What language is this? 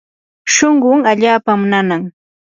Yanahuanca Pasco Quechua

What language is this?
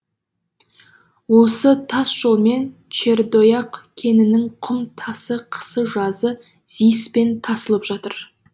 Kazakh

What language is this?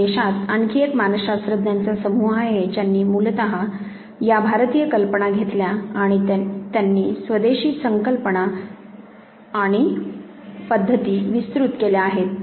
Marathi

